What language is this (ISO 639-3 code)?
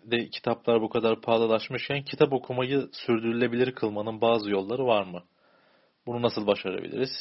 tur